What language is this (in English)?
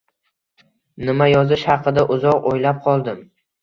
Uzbek